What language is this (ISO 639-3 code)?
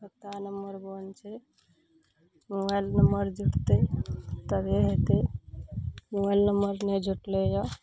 mai